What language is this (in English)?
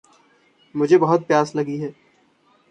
Hindi